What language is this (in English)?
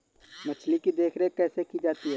Hindi